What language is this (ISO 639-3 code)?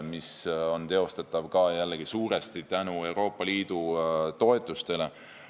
est